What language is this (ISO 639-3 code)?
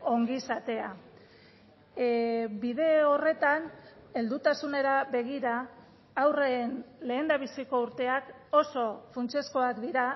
eus